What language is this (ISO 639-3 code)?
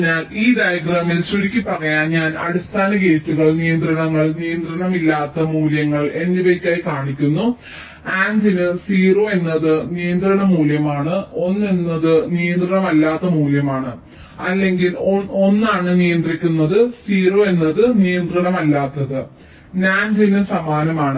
mal